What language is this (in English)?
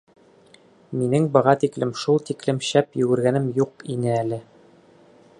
Bashkir